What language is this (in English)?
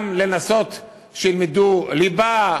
Hebrew